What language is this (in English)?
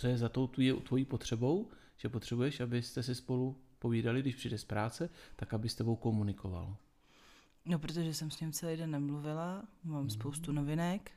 Czech